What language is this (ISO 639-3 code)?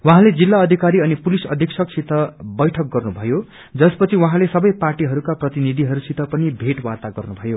nep